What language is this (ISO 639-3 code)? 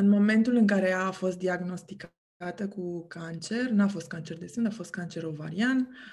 ron